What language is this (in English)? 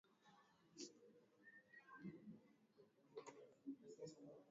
Swahili